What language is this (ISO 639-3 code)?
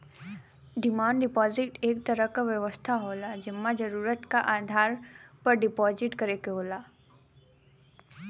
bho